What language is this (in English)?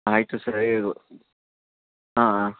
Kannada